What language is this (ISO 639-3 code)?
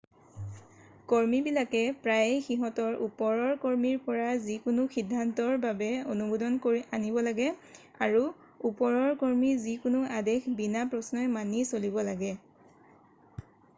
asm